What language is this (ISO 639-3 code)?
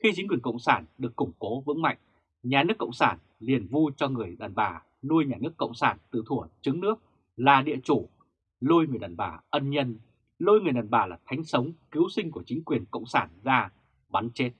vie